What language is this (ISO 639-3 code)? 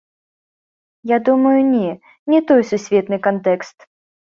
bel